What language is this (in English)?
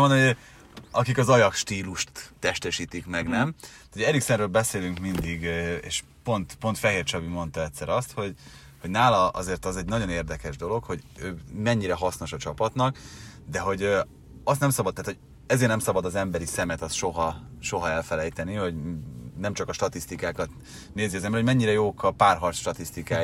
Hungarian